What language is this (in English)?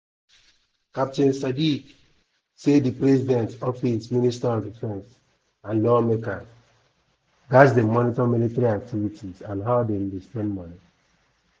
Nigerian Pidgin